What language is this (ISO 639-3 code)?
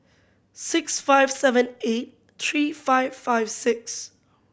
eng